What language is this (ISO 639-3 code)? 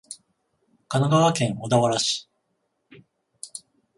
jpn